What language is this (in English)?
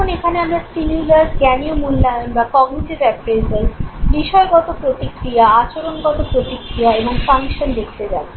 Bangla